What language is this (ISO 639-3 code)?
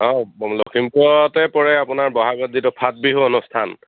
asm